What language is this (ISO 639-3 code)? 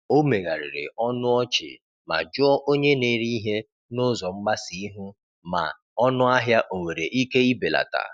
ibo